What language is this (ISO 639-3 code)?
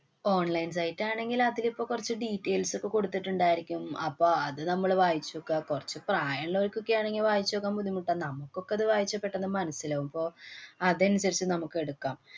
mal